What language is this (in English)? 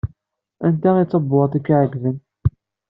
Kabyle